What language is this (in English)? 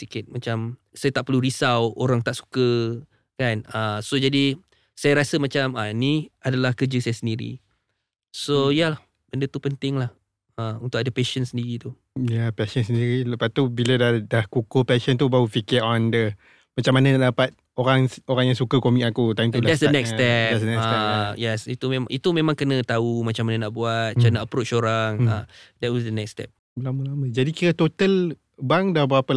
Malay